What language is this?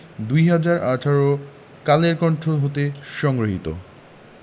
Bangla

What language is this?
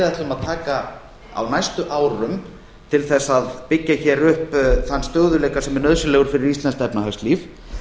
Icelandic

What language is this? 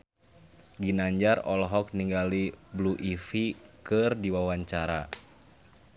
Sundanese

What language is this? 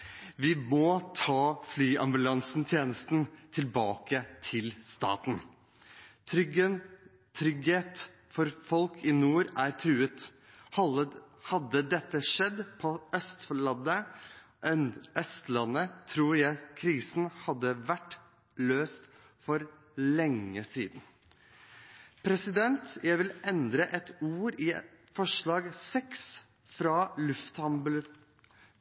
Norwegian Bokmål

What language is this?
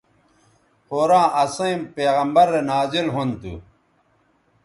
Bateri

